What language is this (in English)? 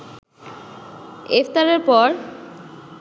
Bangla